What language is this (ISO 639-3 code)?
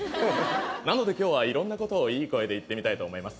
jpn